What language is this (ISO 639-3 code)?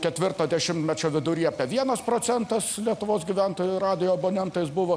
lit